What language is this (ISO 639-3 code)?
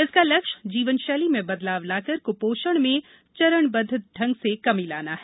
hin